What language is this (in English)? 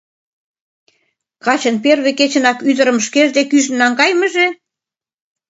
Mari